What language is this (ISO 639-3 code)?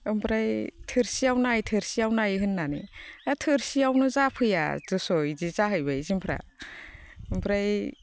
brx